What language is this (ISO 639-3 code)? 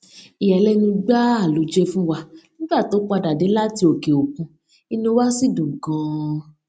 yor